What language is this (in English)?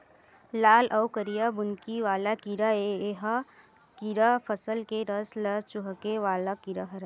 Chhattisgarhi